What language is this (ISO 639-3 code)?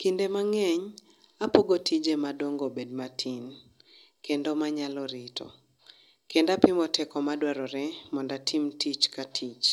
luo